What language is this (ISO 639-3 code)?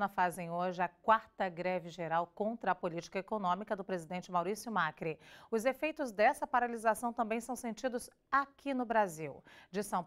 por